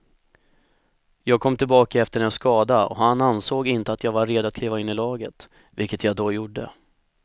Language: Swedish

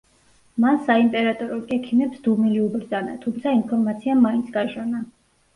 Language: Georgian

